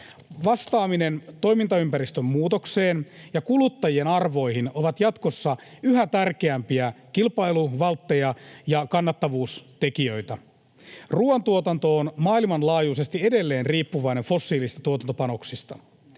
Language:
Finnish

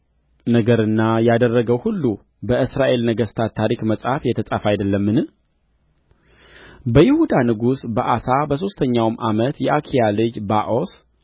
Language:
Amharic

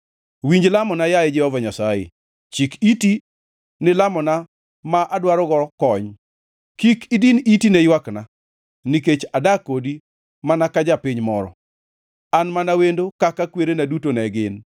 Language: Luo (Kenya and Tanzania)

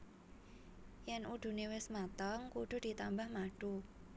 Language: Javanese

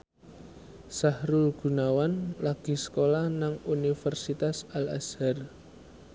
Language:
Javanese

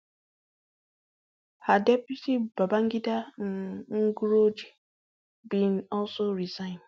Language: Nigerian Pidgin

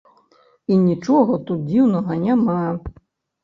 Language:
Belarusian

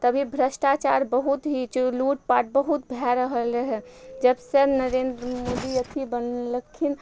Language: Maithili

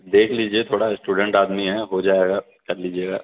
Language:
Urdu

